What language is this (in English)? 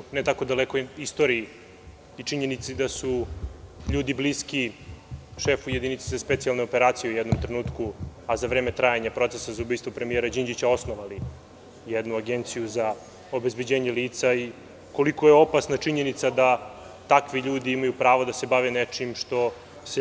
Serbian